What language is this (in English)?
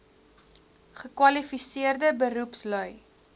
Afrikaans